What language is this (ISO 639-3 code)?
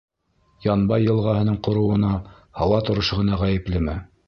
bak